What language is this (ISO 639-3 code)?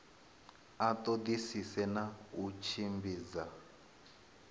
ven